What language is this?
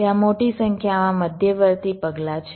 Gujarati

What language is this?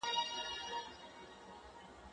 Pashto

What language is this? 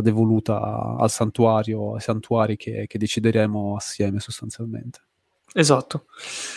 Italian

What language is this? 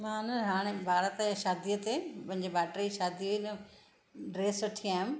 Sindhi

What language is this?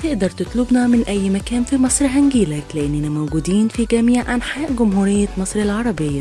Arabic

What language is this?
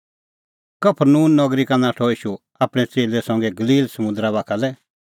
Kullu Pahari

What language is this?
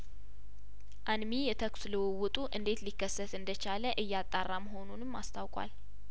Amharic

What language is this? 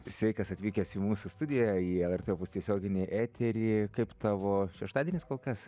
Lithuanian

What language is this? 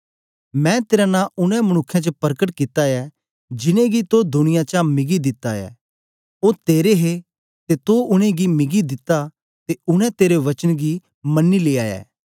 Dogri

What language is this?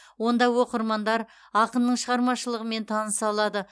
Kazakh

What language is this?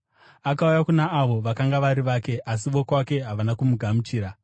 Shona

